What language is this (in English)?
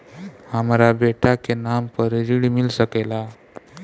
Bhojpuri